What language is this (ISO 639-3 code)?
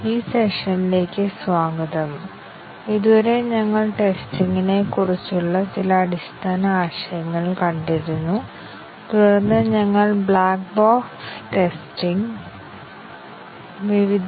mal